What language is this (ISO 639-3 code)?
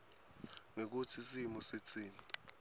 ssw